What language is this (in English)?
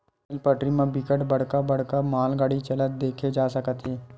Chhattisgarhi